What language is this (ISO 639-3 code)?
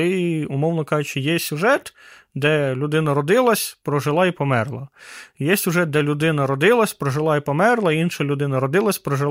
ukr